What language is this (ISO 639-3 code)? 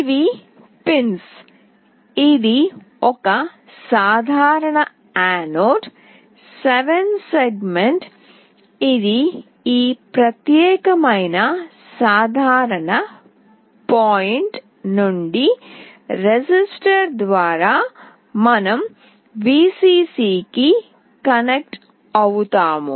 tel